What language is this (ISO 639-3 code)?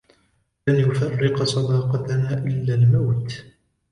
ara